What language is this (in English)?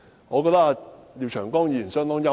Cantonese